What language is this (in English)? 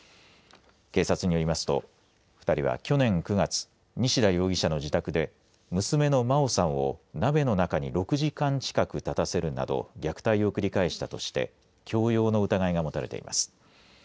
Japanese